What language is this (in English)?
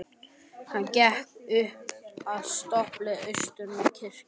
Icelandic